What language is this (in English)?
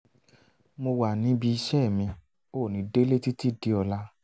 Yoruba